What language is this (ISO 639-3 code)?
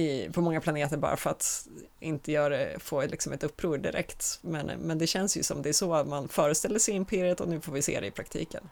swe